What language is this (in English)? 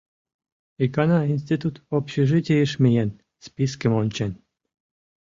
Mari